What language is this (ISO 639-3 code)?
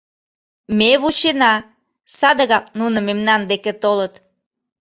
chm